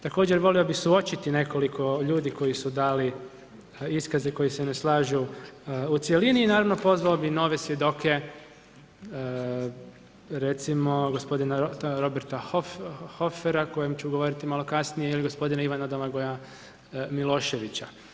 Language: Croatian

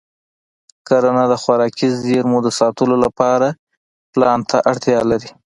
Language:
Pashto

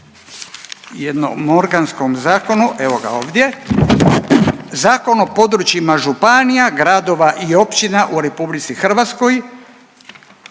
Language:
Croatian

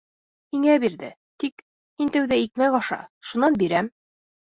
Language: Bashkir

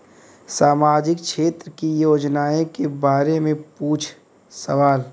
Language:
Bhojpuri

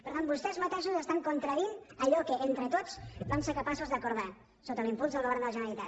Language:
Catalan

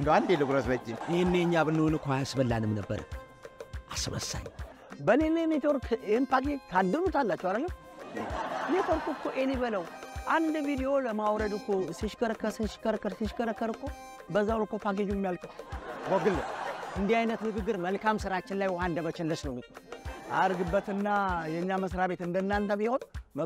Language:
Arabic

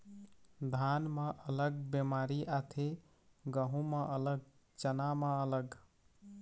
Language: Chhattisgarhi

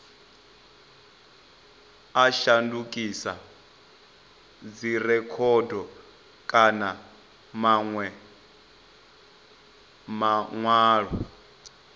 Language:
Venda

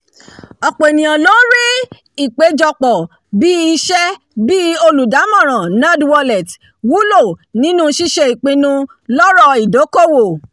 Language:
Yoruba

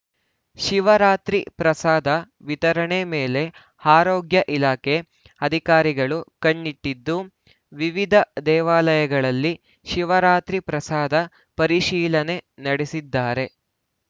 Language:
Kannada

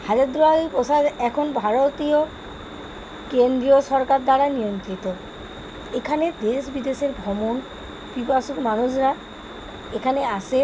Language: Bangla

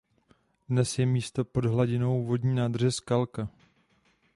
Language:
Czech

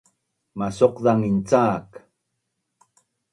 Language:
Bunun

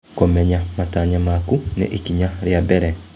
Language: Kikuyu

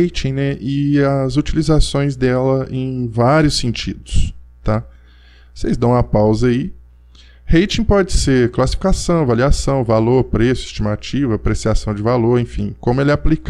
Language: Portuguese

